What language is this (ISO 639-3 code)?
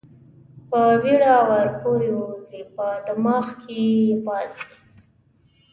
pus